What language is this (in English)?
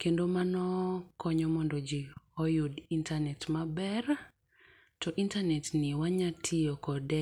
Luo (Kenya and Tanzania)